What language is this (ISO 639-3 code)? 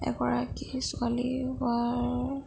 asm